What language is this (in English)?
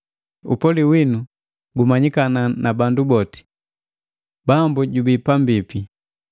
Matengo